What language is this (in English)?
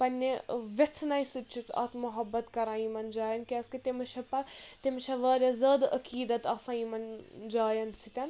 Kashmiri